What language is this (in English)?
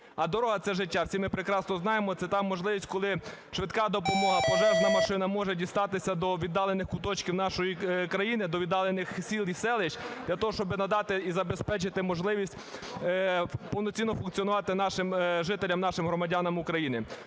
Ukrainian